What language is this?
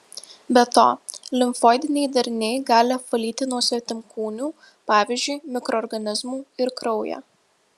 Lithuanian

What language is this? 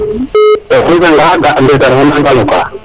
Serer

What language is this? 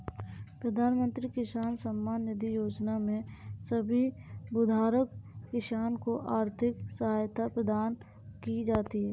Hindi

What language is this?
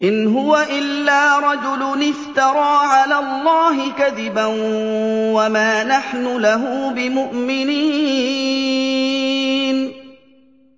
Arabic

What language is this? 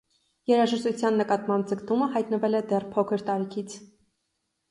Armenian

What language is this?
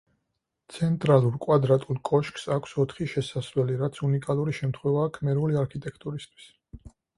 Georgian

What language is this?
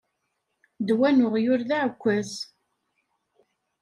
Kabyle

